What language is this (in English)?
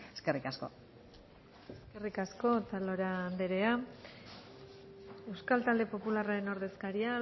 Basque